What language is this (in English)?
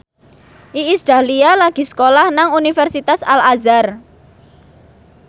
Javanese